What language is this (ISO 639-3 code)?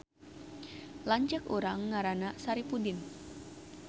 sun